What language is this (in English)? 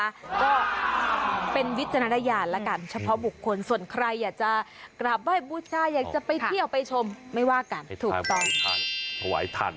Thai